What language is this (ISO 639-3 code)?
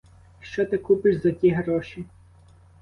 ukr